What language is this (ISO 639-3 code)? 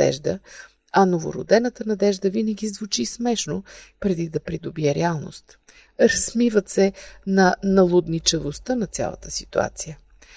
bul